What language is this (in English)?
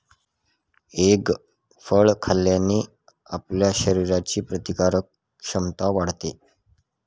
Marathi